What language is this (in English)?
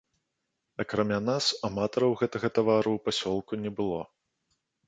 Belarusian